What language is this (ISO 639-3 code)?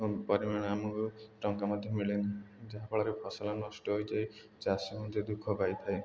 ori